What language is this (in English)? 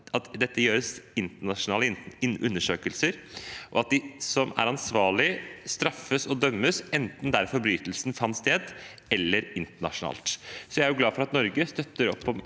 Norwegian